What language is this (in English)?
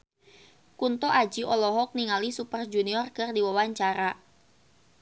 Sundanese